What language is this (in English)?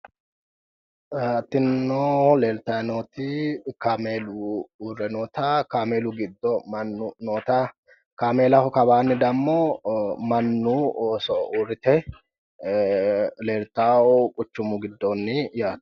Sidamo